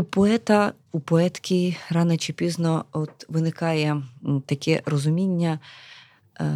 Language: Ukrainian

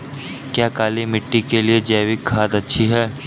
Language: Hindi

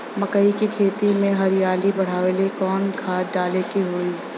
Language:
Bhojpuri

